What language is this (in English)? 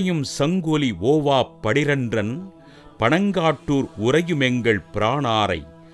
Tamil